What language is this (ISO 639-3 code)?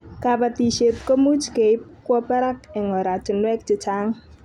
kln